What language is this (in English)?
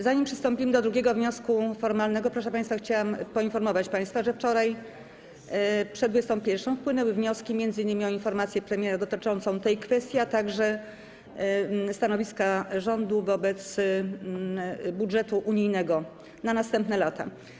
Polish